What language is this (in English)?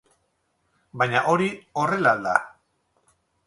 Basque